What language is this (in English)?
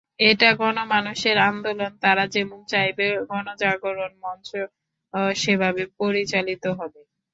Bangla